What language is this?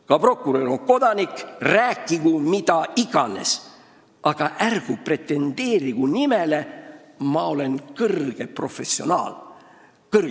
Estonian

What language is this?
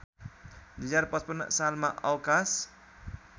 Nepali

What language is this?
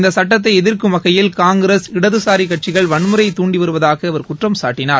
Tamil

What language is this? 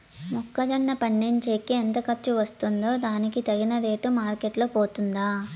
Telugu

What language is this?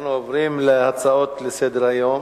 Hebrew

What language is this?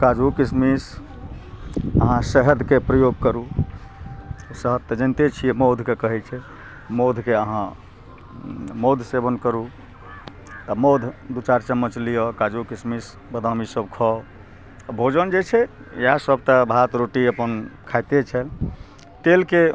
Maithili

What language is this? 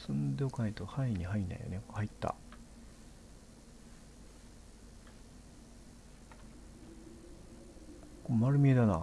Japanese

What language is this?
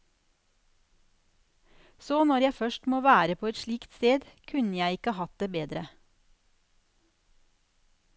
Norwegian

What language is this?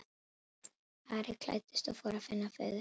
Icelandic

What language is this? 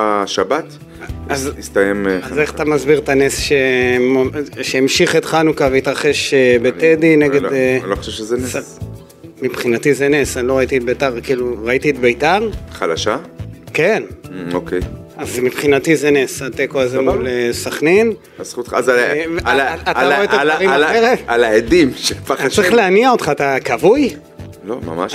Hebrew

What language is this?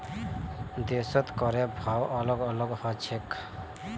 Magahi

